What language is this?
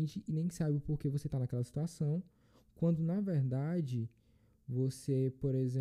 Portuguese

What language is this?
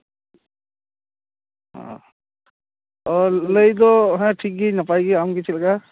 Santali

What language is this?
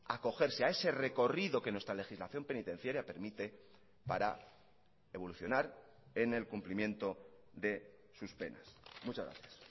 Spanish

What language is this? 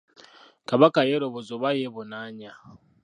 Ganda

